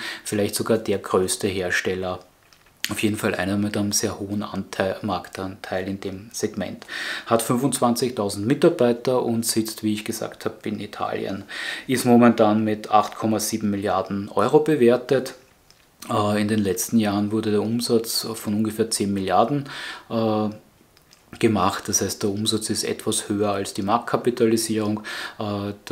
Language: German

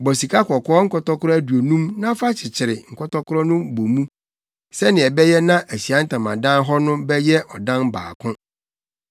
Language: Akan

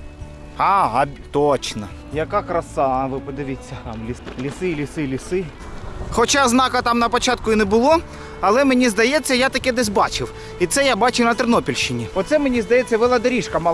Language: Ukrainian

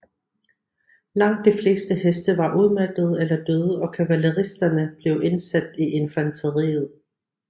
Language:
Danish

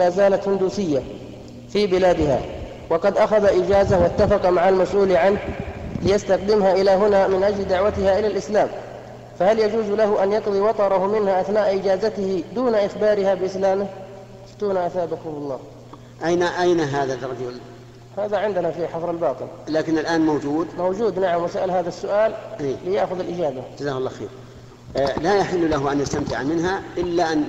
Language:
Arabic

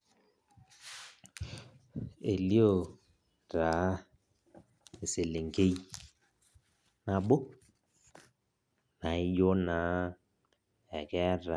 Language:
Masai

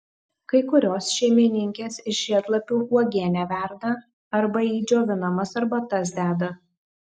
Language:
Lithuanian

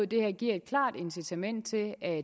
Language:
Danish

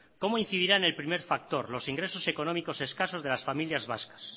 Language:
Spanish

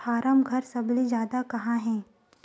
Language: Chhattisgarhi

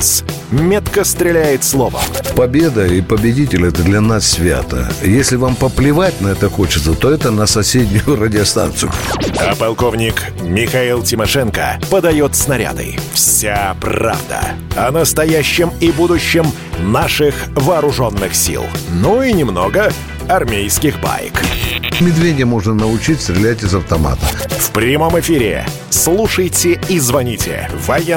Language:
Russian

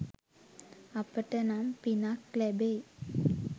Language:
Sinhala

